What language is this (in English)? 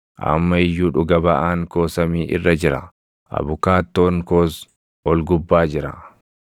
Oromo